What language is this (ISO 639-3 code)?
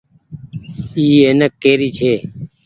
gig